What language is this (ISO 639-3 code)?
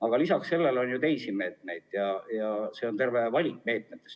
est